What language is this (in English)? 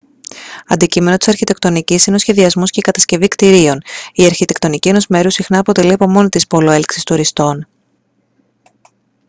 Greek